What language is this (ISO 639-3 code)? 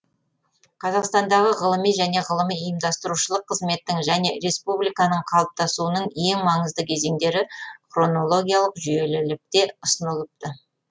kaz